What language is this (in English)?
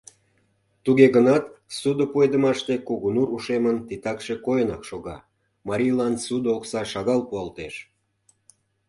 Mari